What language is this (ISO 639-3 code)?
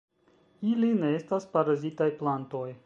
epo